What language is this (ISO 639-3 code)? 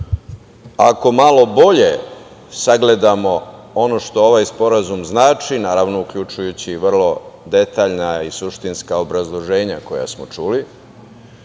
srp